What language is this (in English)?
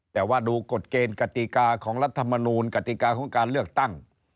Thai